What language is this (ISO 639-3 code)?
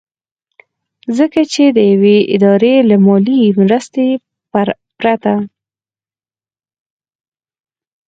pus